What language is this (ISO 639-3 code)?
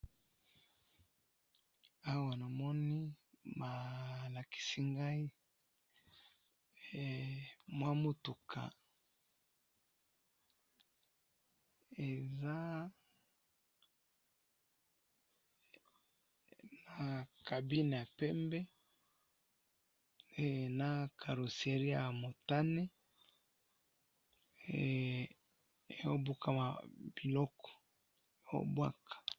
lin